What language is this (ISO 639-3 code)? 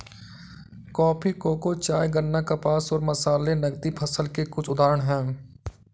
hin